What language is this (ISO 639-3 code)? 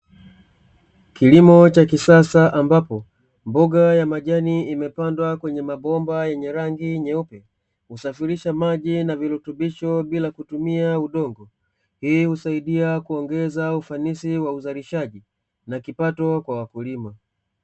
swa